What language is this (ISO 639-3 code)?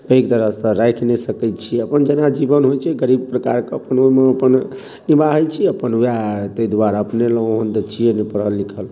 mai